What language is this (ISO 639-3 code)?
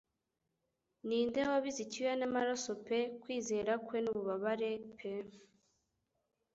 kin